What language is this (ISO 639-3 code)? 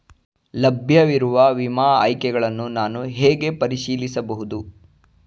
kan